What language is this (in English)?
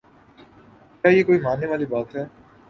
Urdu